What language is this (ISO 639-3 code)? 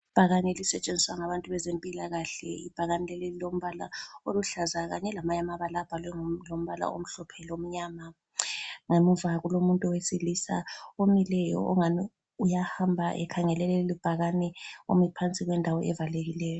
nde